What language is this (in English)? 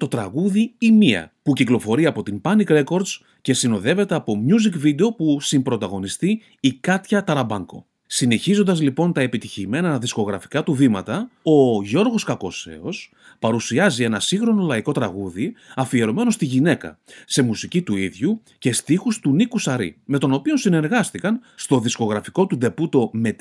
Greek